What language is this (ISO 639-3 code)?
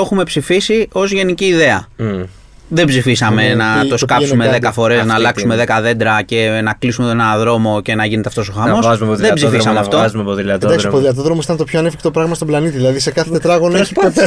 ell